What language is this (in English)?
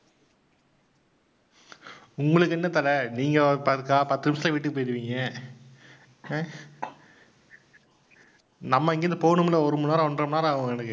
Tamil